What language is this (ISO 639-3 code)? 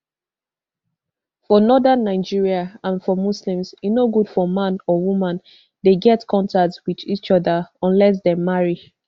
pcm